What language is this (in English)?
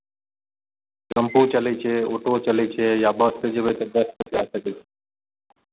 Maithili